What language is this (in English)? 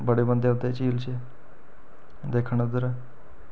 Dogri